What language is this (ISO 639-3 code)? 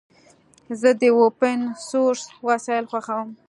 pus